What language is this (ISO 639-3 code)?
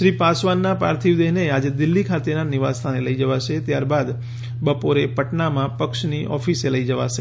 guj